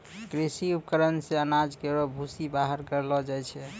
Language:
Maithili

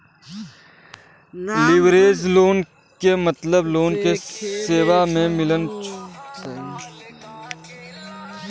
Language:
Bhojpuri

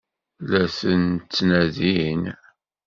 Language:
Kabyle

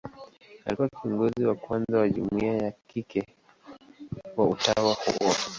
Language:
Swahili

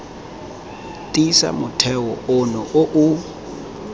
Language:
Tswana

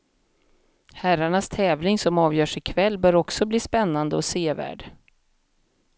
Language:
Swedish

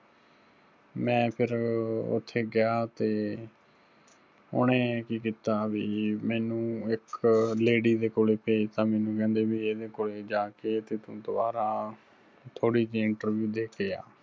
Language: Punjabi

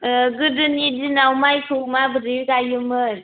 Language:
Bodo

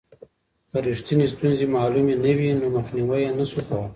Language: Pashto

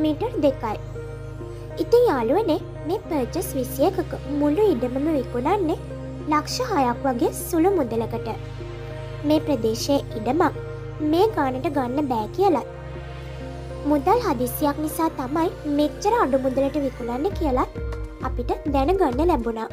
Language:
Hindi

